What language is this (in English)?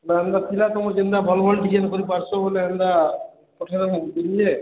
Odia